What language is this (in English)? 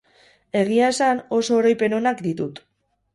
Basque